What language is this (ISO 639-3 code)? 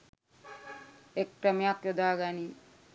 sin